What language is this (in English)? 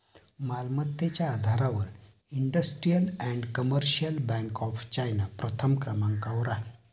Marathi